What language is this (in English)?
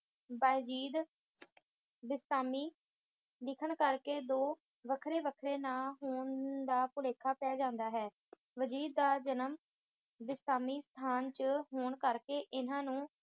Punjabi